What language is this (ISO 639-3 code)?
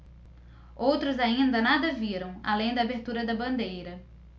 por